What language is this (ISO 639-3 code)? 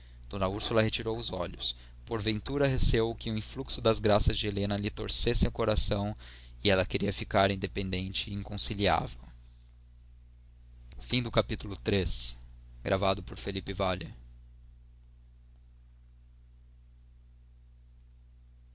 por